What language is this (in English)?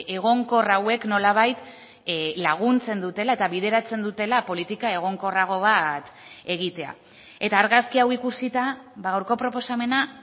Basque